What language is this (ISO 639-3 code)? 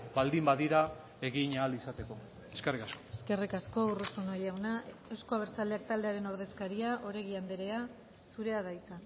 eus